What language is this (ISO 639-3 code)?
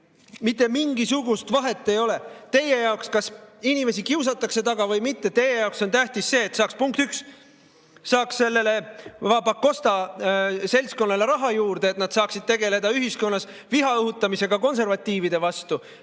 est